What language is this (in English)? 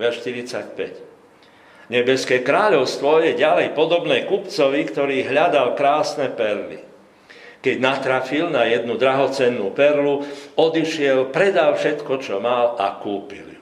Slovak